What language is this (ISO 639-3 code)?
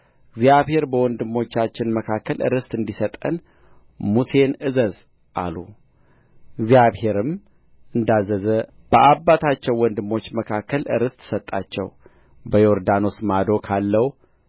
amh